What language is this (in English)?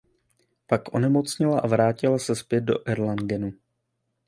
Czech